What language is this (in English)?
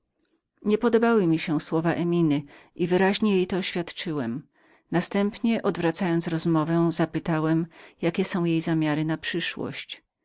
Polish